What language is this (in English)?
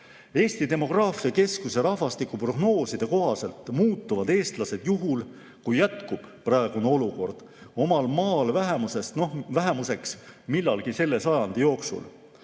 Estonian